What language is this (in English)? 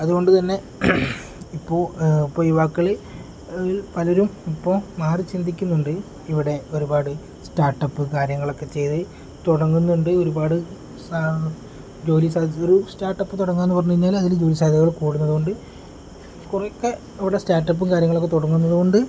Malayalam